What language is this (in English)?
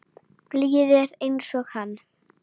Icelandic